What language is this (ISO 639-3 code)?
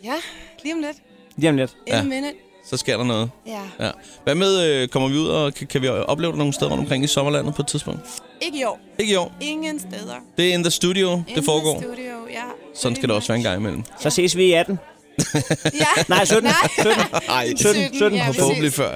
dan